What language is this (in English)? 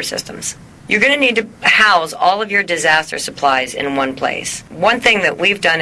English